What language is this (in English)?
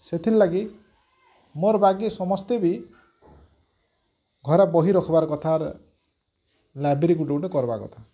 Odia